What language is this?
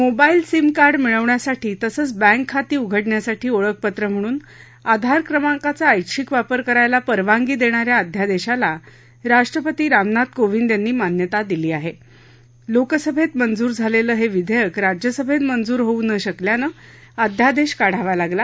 Marathi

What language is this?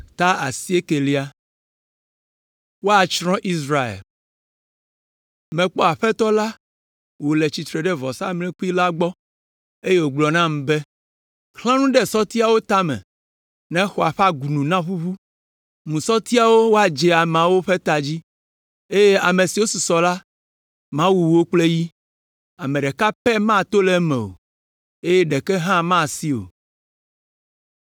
Ewe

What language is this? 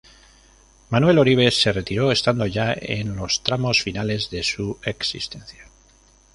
Spanish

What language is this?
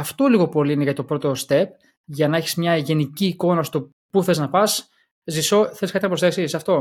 Greek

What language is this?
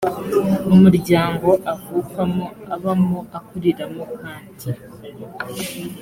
Kinyarwanda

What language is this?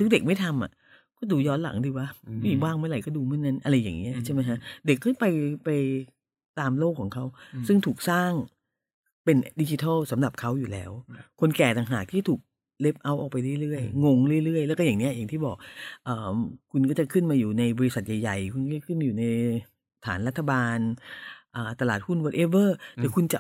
Thai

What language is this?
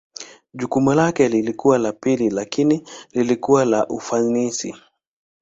Swahili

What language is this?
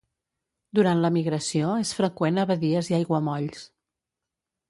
Catalan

